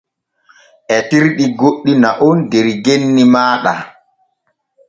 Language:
Borgu Fulfulde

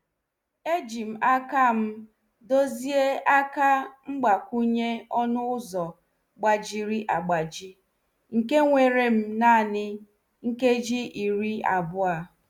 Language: Igbo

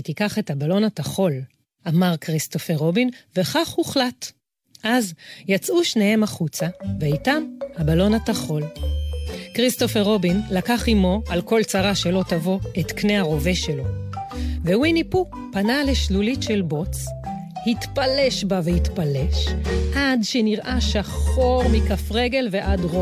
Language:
Hebrew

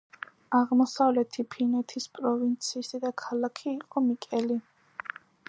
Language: Georgian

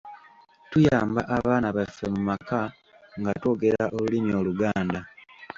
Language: Ganda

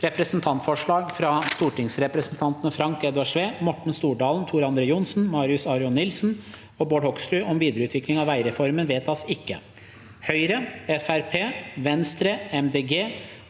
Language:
Norwegian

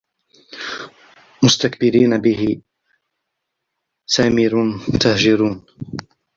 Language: Arabic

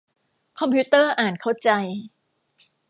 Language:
Thai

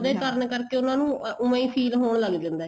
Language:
Punjabi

